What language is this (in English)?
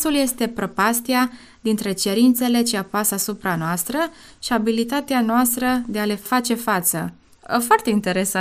Romanian